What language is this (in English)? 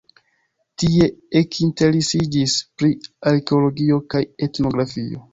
Esperanto